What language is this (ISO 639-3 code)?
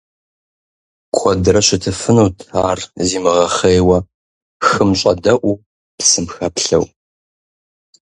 kbd